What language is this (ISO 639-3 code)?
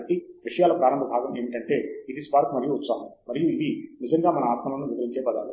tel